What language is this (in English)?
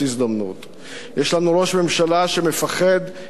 Hebrew